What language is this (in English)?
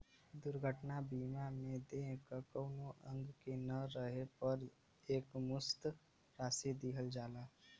Bhojpuri